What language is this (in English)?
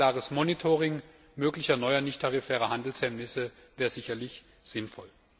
German